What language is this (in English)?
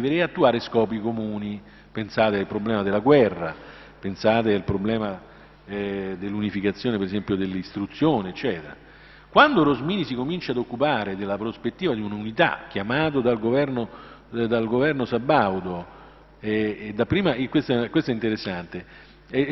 Italian